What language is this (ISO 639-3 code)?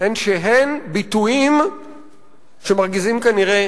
heb